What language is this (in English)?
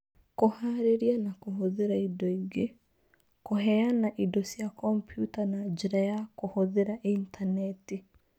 Kikuyu